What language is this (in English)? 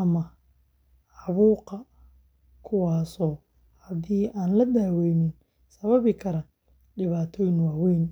Somali